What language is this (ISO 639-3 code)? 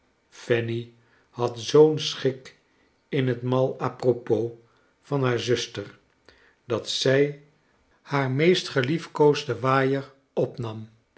nld